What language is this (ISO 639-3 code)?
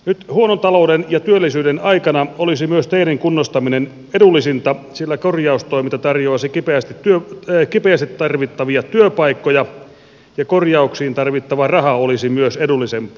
fin